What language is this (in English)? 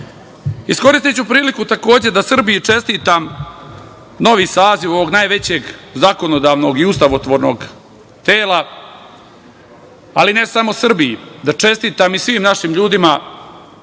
Serbian